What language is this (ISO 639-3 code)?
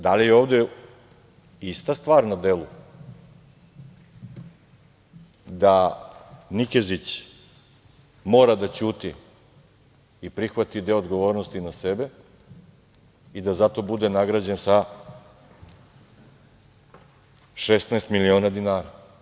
srp